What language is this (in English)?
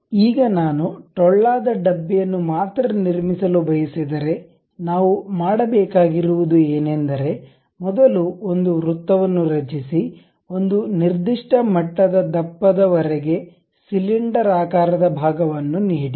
Kannada